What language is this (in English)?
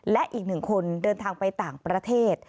Thai